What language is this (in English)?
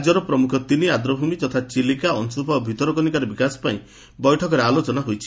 Odia